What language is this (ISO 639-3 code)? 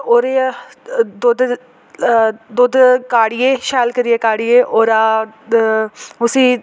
doi